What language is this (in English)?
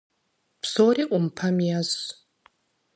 Kabardian